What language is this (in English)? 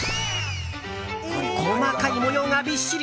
Japanese